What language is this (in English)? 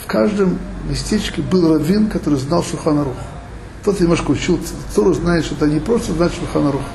Russian